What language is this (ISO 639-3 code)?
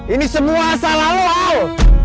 ind